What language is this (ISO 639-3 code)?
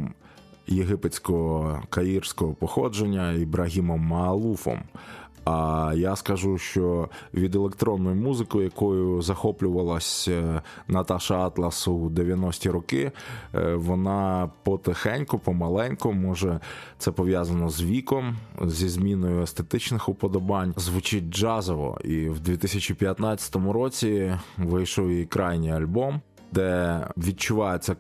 ukr